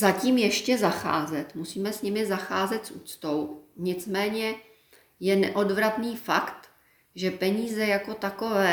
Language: Czech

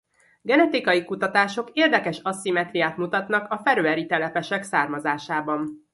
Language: Hungarian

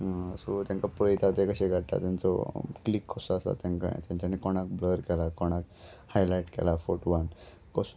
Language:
Konkani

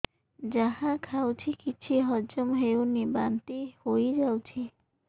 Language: Odia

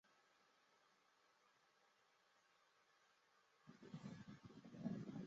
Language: Chinese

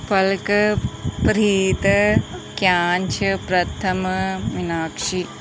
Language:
Punjabi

